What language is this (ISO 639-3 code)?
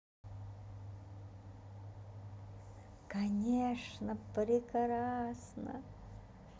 rus